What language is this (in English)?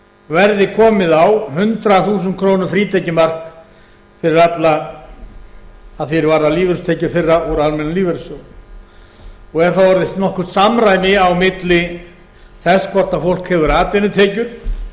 Icelandic